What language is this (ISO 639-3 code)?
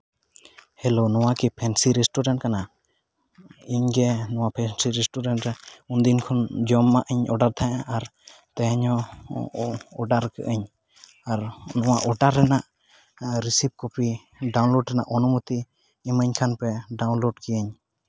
sat